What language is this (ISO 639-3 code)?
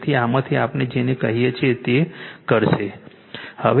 guj